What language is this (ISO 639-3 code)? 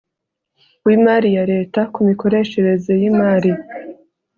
kin